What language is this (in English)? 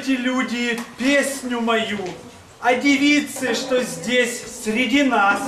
Russian